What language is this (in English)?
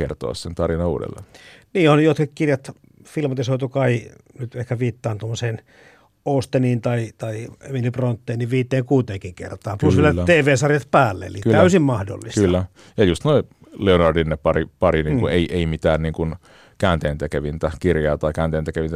Finnish